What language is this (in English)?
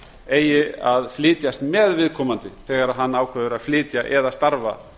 Icelandic